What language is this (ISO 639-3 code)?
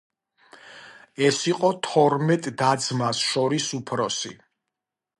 kat